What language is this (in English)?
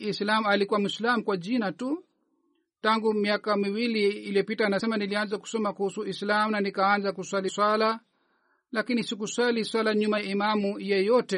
Swahili